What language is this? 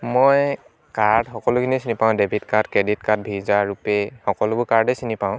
Assamese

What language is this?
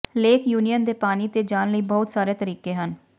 Punjabi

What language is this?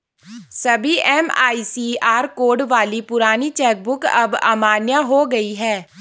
Hindi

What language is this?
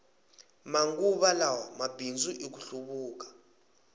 Tsonga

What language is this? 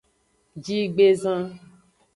Aja (Benin)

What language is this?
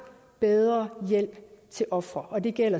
Danish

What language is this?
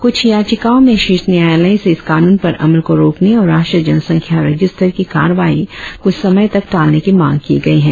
Hindi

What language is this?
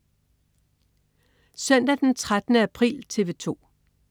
Danish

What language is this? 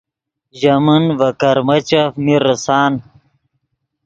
Yidgha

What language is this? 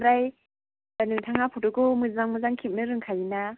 Bodo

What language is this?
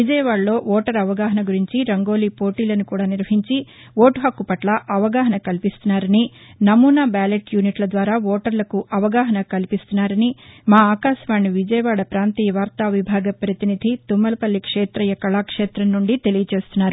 Telugu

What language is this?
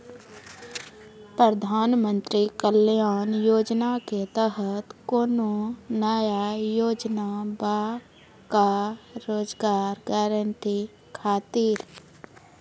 Maithili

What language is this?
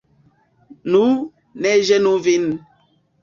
Esperanto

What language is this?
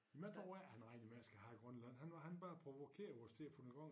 Danish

